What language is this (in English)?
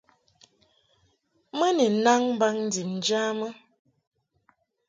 Mungaka